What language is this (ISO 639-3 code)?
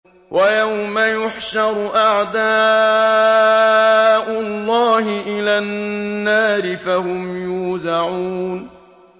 ara